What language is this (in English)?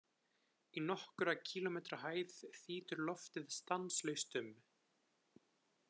Icelandic